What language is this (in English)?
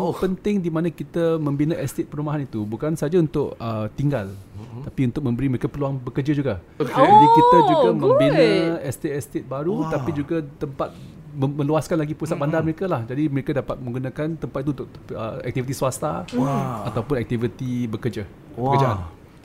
Malay